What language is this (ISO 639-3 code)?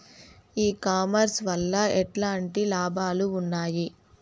tel